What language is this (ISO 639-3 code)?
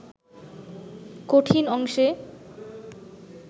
ben